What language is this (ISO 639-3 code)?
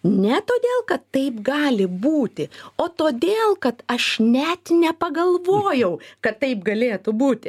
lit